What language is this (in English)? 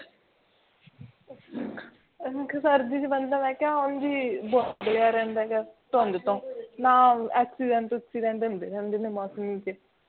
Punjabi